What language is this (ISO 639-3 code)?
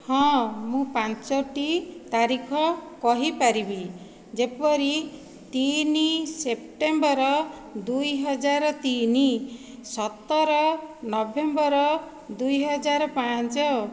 ori